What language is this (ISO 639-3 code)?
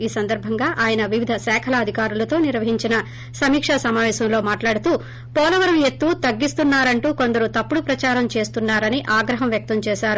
tel